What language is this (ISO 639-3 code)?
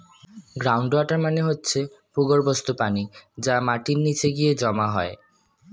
ben